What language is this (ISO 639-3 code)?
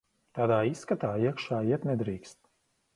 lav